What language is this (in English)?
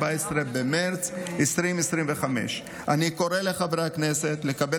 Hebrew